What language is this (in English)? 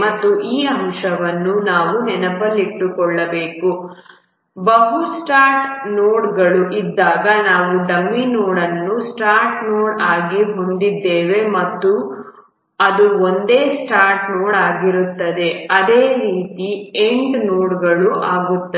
Kannada